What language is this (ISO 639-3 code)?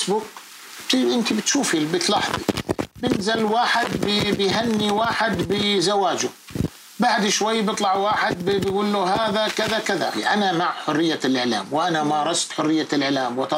ara